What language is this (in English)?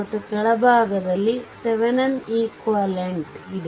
Kannada